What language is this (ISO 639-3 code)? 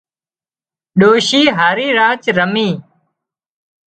kxp